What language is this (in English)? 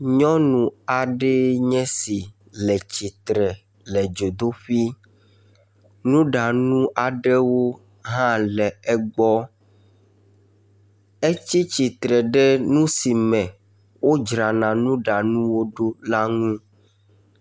Ewe